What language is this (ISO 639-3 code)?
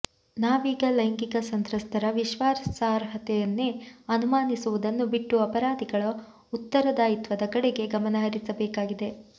kan